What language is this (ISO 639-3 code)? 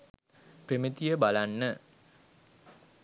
sin